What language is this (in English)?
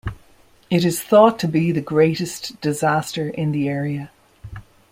English